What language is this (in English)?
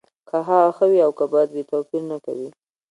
Pashto